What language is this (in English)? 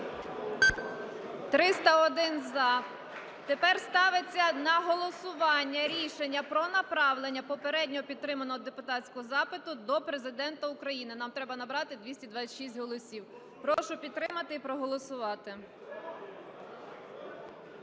Ukrainian